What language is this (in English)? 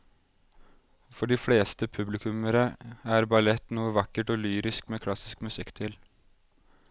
Norwegian